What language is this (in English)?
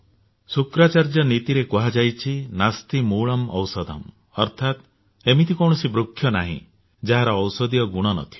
Odia